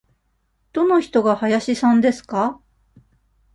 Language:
Japanese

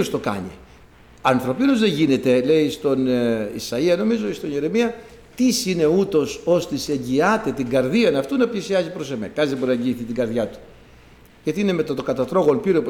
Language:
Greek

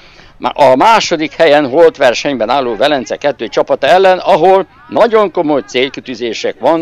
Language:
Hungarian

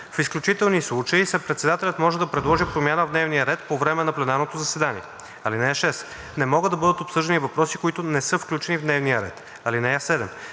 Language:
Bulgarian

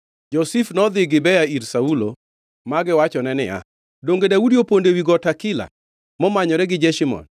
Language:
Luo (Kenya and Tanzania)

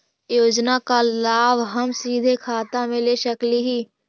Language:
Magahi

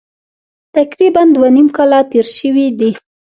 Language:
Pashto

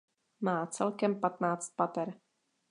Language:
Czech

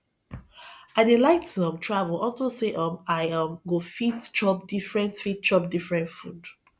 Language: Nigerian Pidgin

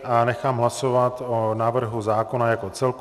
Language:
Czech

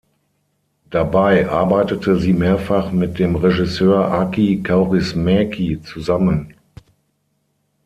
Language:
German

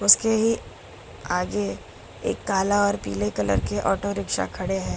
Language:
Hindi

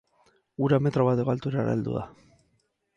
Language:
Basque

